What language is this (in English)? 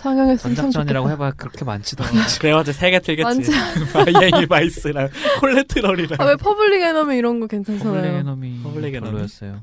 Korean